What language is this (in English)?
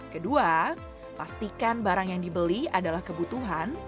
Indonesian